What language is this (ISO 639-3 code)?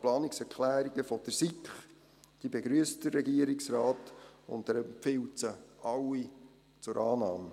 gsw